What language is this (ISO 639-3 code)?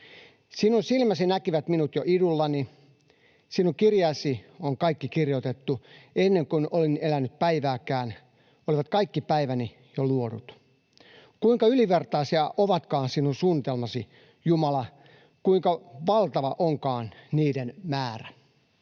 fin